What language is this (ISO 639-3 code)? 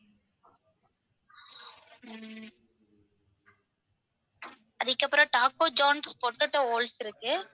tam